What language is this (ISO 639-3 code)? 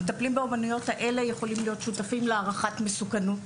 heb